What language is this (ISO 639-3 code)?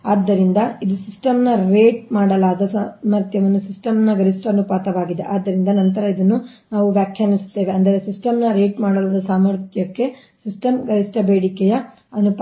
kan